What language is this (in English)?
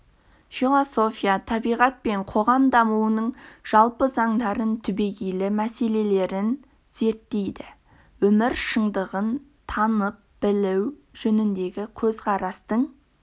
Kazakh